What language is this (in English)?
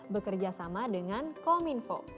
Indonesian